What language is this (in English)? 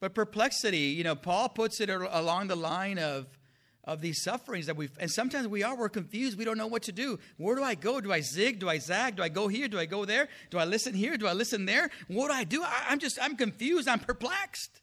English